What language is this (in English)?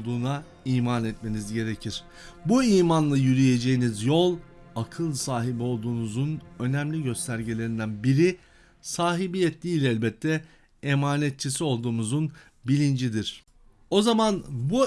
Turkish